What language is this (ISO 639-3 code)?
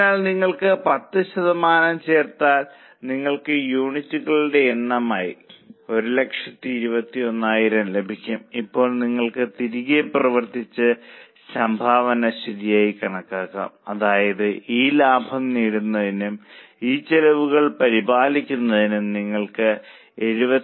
mal